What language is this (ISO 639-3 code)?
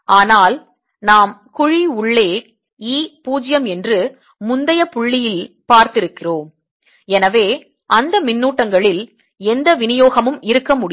tam